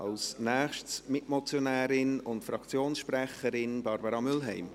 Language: Swiss German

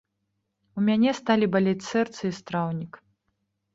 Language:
Belarusian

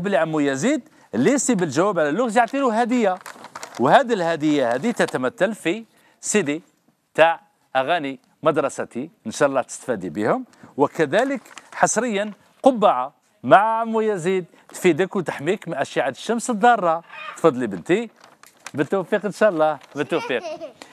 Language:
Arabic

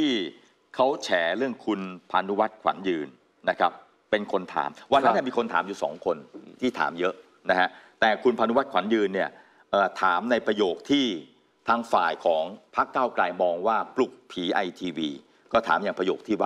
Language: Thai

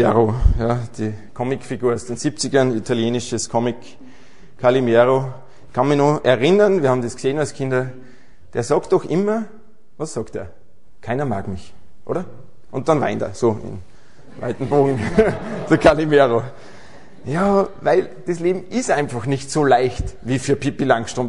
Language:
German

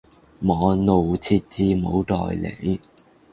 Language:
Cantonese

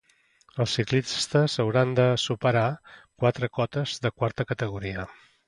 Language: Catalan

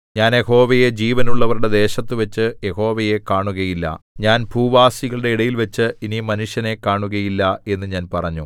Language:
Malayalam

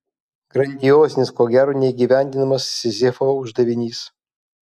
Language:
Lithuanian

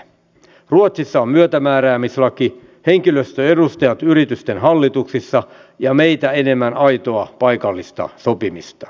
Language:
Finnish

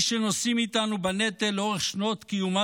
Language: Hebrew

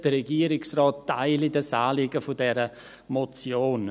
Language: Swiss German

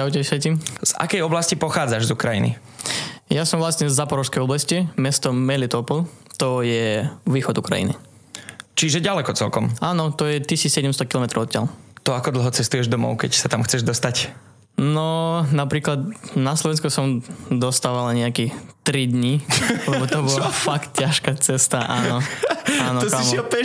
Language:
Slovak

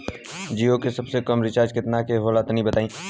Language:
Bhojpuri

